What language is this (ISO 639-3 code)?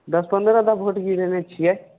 mai